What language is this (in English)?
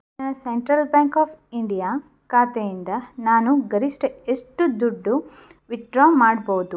Kannada